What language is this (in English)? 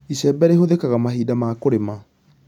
Kikuyu